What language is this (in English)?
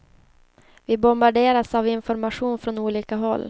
Swedish